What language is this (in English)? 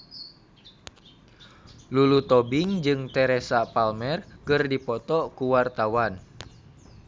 Sundanese